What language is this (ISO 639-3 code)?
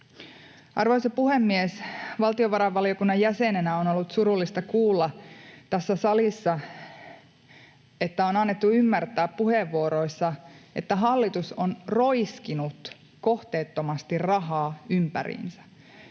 fin